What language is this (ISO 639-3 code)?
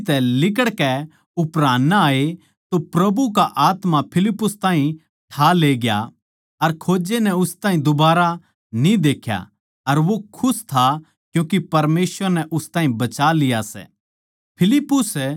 bgc